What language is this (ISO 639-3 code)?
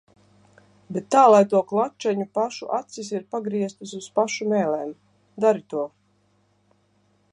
lav